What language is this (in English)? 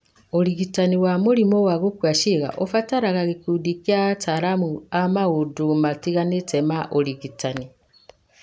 Kikuyu